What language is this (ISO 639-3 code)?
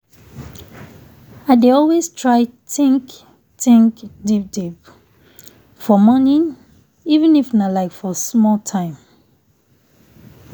pcm